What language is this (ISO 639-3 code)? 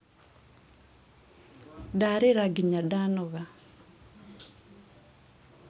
kik